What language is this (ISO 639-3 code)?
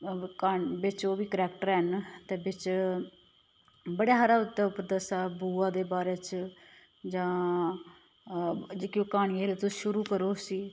doi